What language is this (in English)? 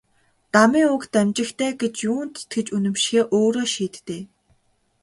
Mongolian